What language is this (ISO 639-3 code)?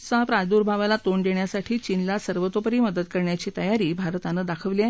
mar